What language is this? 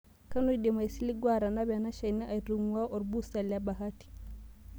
Masai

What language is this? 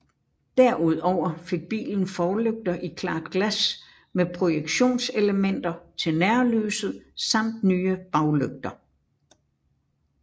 Danish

